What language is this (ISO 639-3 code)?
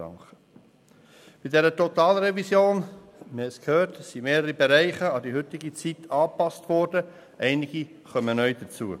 gsw